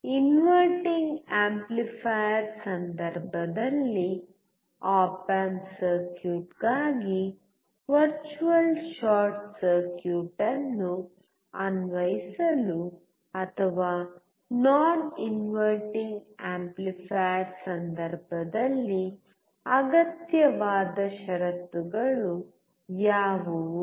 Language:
Kannada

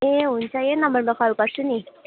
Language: Nepali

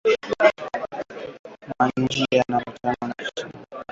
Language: Swahili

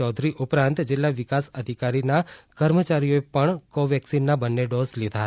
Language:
Gujarati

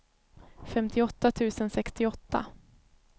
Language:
Swedish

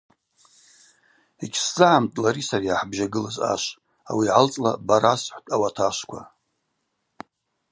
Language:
Abaza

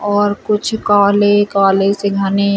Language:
Hindi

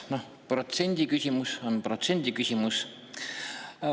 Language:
Estonian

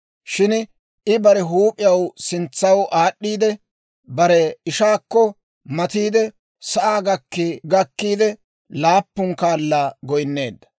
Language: Dawro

